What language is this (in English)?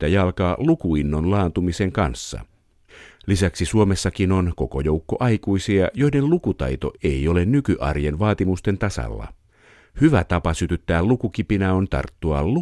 Finnish